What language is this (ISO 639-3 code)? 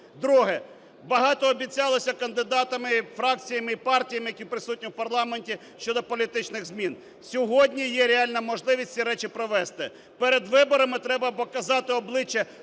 ukr